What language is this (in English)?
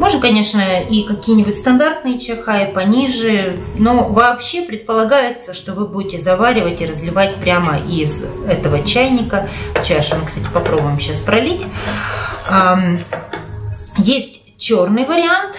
Russian